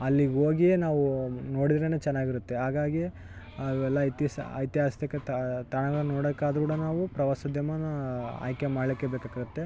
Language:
Kannada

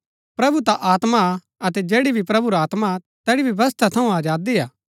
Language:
Gaddi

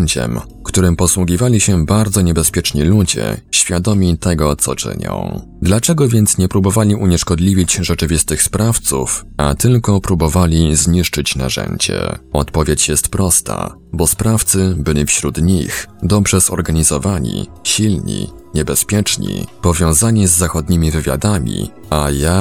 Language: Polish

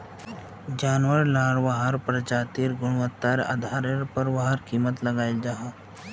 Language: Magahi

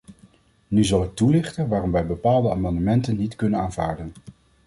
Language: Dutch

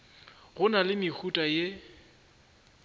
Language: Northern Sotho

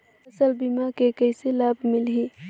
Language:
Chhattisgarhi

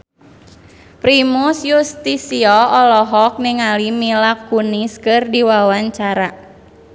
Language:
Sundanese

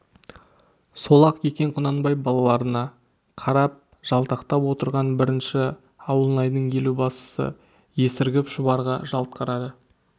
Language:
Kazakh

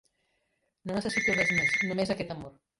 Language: Catalan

